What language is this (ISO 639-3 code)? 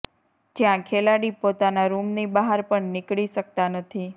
guj